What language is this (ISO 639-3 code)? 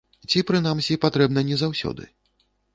bel